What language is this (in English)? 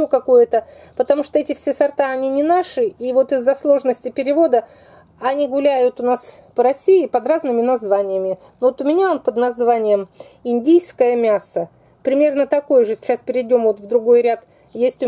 Russian